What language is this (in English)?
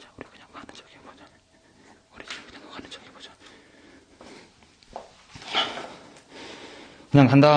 Korean